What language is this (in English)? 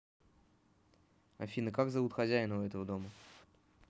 Russian